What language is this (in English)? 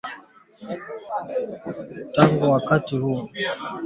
Swahili